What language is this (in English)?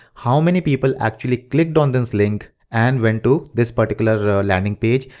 English